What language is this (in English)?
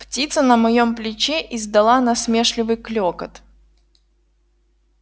Russian